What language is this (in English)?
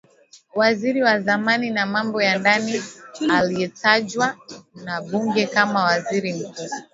Swahili